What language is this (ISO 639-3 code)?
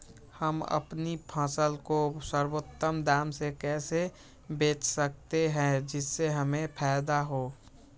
mag